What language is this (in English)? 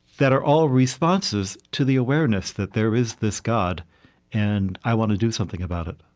English